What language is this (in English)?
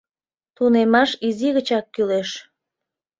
Mari